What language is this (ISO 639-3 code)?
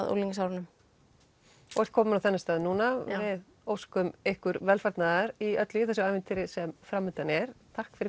isl